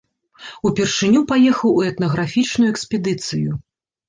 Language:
Belarusian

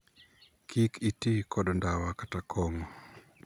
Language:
Luo (Kenya and Tanzania)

